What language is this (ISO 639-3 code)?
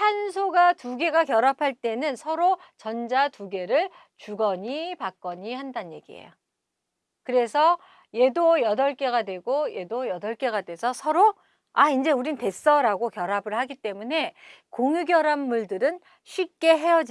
kor